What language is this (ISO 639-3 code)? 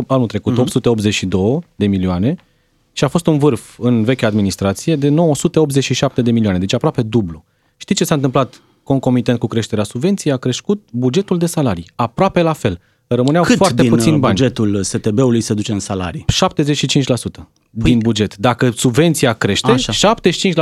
ron